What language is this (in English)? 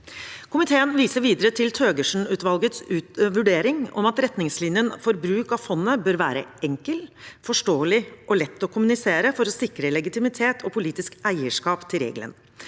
Norwegian